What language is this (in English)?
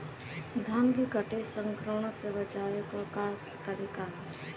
Bhojpuri